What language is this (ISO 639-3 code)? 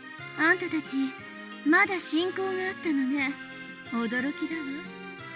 jpn